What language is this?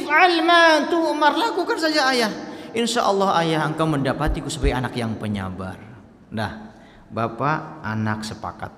Indonesian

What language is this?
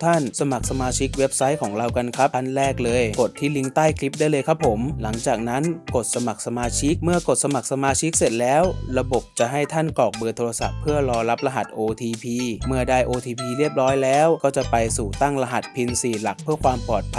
Thai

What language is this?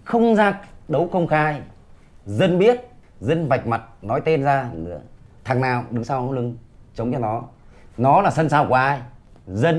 Vietnamese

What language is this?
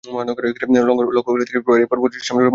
Bangla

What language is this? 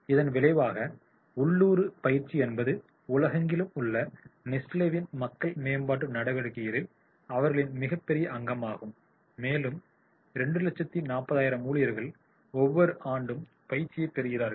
Tamil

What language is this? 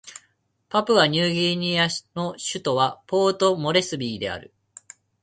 Japanese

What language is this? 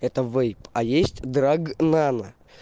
Russian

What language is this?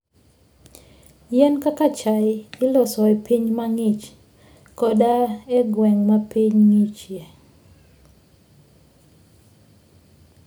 Luo (Kenya and Tanzania)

